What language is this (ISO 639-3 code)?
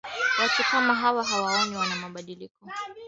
swa